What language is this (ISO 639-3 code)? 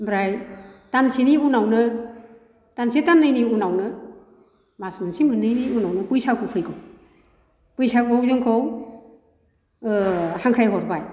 brx